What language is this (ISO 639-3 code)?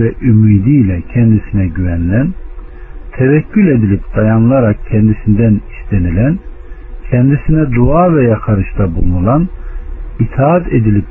tur